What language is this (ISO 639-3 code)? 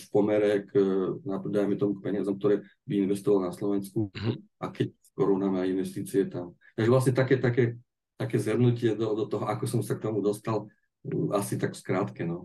slk